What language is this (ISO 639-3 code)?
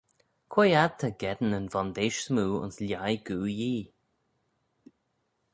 glv